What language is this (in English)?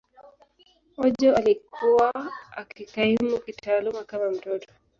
Swahili